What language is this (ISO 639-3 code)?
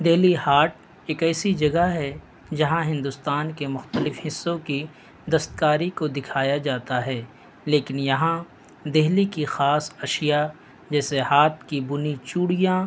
urd